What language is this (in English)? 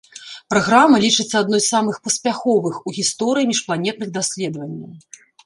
Belarusian